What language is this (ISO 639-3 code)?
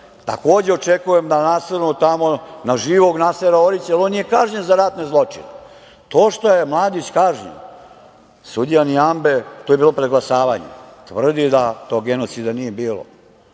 srp